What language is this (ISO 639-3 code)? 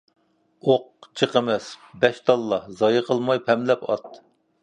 uig